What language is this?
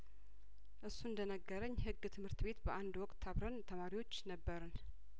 Amharic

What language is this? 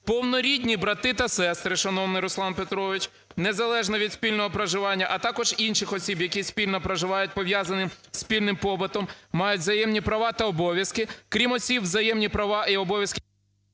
Ukrainian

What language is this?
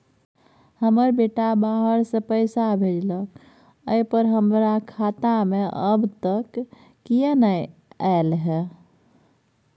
Maithili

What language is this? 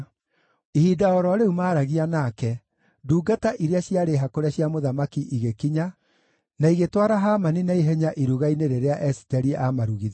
Kikuyu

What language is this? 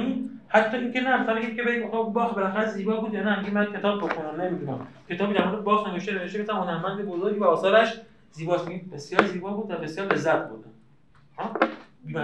Persian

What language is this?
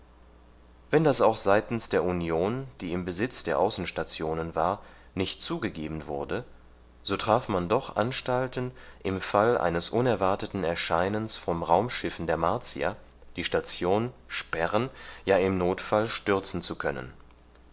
German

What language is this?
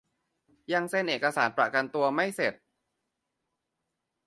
Thai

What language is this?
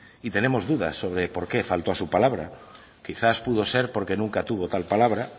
Spanish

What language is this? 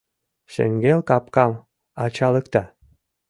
Mari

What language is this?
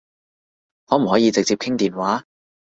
Cantonese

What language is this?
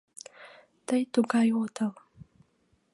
Mari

